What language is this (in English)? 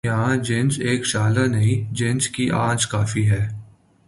Urdu